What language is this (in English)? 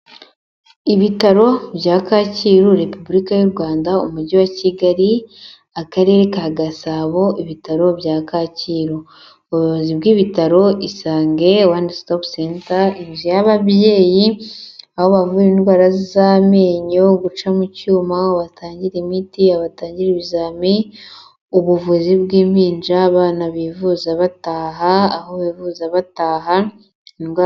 Kinyarwanda